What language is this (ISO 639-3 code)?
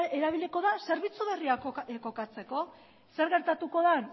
eus